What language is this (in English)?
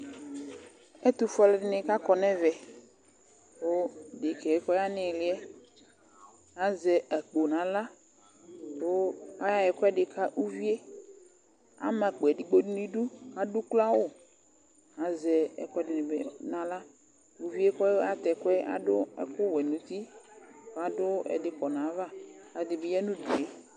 Ikposo